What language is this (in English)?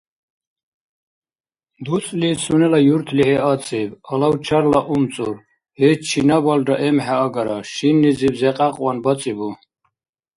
Dargwa